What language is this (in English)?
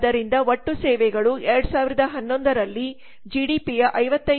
Kannada